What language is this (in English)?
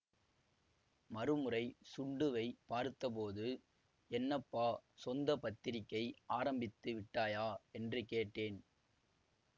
Tamil